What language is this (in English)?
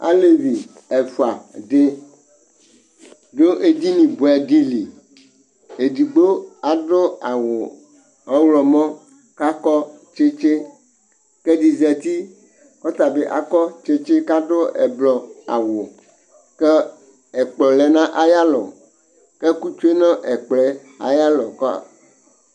Ikposo